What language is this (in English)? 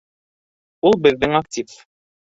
Bashkir